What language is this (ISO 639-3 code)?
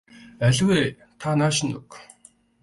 mon